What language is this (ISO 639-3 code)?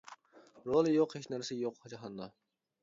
uig